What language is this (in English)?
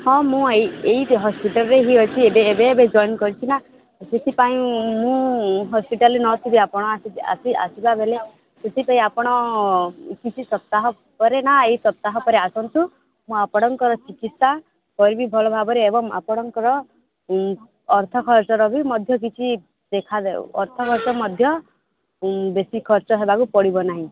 Odia